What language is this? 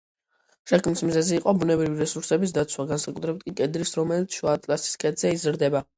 Georgian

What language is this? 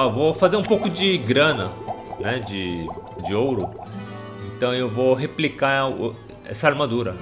Portuguese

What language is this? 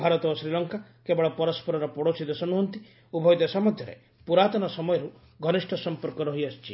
Odia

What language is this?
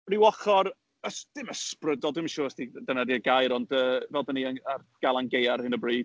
Welsh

